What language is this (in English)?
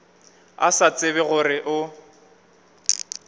Northern Sotho